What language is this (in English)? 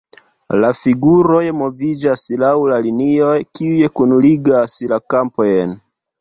Esperanto